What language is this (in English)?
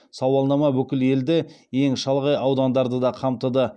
Kazakh